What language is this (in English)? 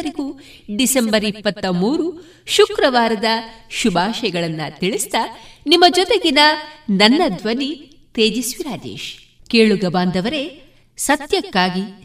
Kannada